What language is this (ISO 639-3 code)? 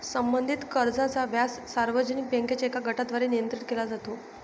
mar